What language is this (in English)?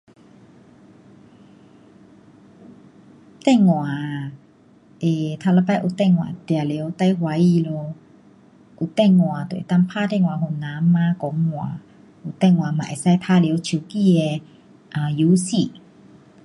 Pu-Xian Chinese